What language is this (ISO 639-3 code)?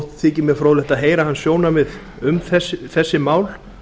isl